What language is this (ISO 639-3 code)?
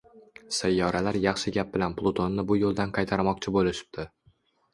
uzb